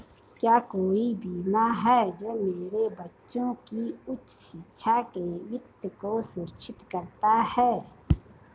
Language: Hindi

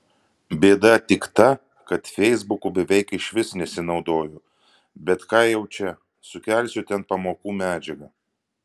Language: Lithuanian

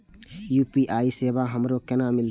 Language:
Maithili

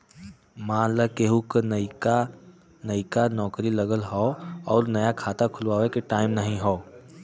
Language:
Bhojpuri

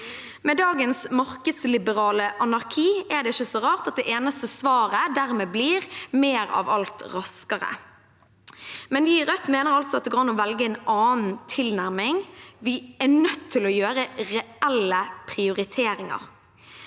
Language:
Norwegian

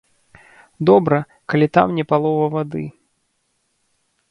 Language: Belarusian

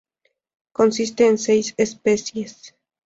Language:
Spanish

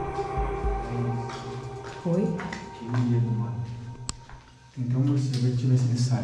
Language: Portuguese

